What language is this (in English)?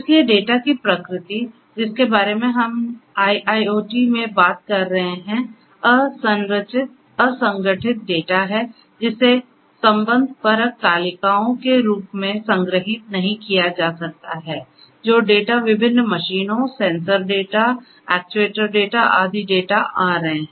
Hindi